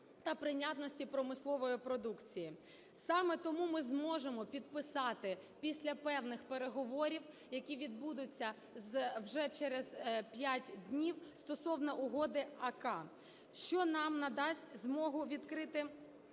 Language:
Ukrainian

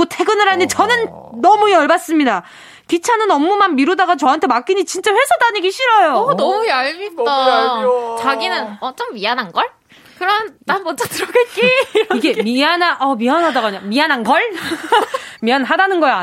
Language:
Korean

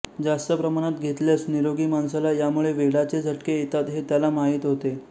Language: Marathi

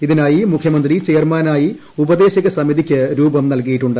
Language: Malayalam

